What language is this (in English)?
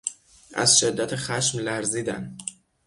Persian